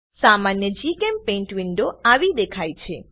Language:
Gujarati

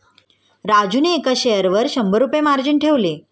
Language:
Marathi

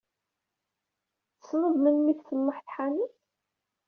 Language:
Kabyle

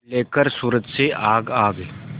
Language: Hindi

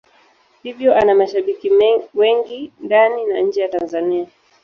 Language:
Swahili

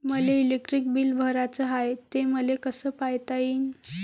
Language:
Marathi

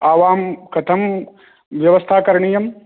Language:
Sanskrit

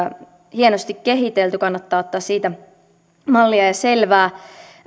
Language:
Finnish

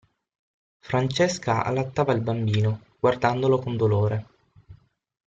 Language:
Italian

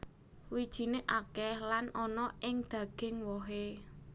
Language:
Javanese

